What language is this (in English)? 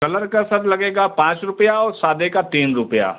Hindi